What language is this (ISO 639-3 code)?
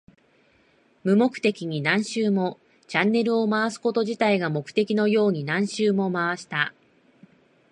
jpn